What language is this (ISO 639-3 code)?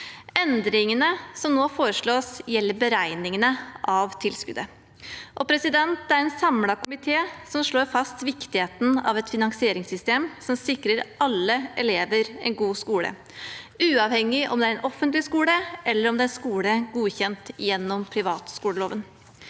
nor